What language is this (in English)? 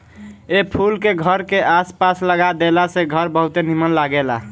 Bhojpuri